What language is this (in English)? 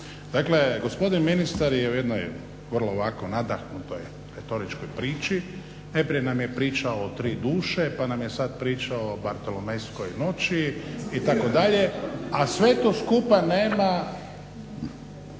Croatian